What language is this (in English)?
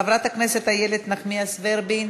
Hebrew